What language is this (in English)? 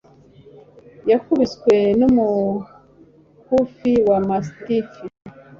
Kinyarwanda